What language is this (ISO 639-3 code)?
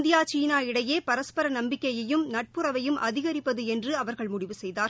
tam